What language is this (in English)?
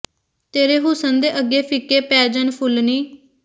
Punjabi